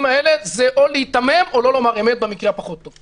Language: Hebrew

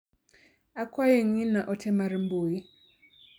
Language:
Luo (Kenya and Tanzania)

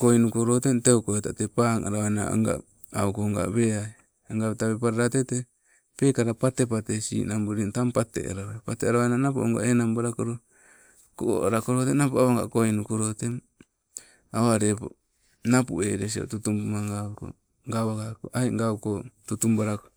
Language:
Sibe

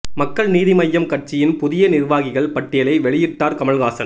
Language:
Tamil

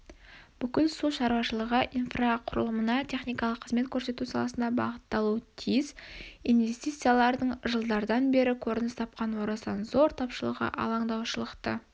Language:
Kazakh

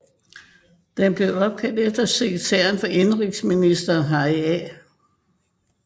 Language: Danish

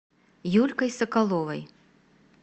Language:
Russian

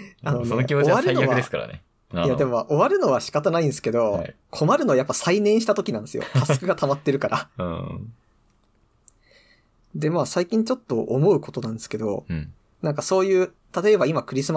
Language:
Japanese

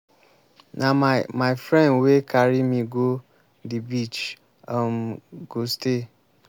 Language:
Nigerian Pidgin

